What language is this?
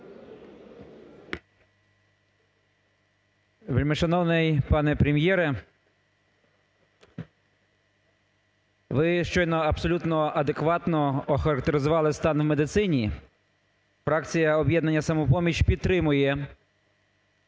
Ukrainian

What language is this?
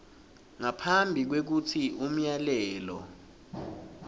Swati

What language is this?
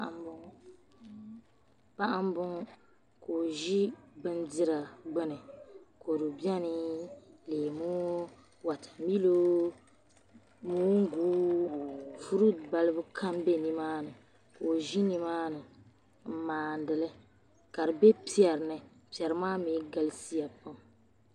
Dagbani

